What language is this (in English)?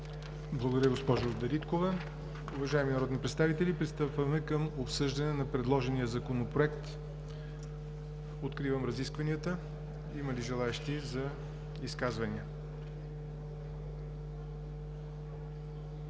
Bulgarian